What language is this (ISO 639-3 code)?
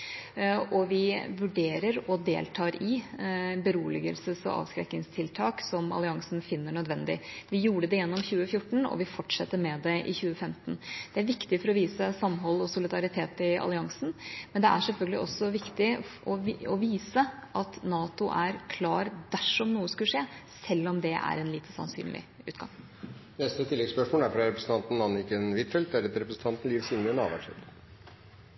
nob